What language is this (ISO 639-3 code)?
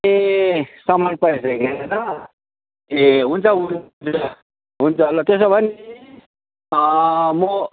nep